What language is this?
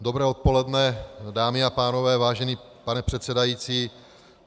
Czech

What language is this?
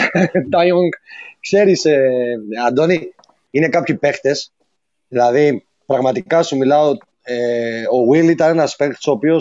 Greek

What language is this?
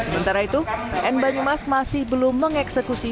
Indonesian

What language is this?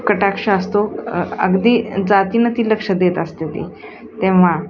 Marathi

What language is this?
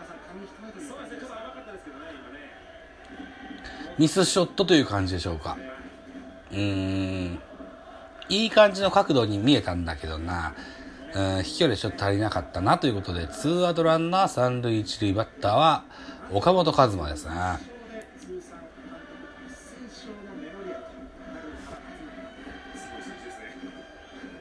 Japanese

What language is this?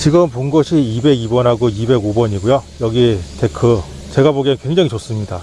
Korean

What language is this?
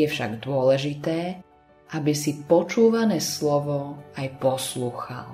Slovak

